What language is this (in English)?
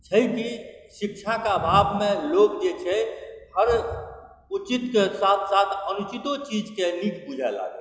Maithili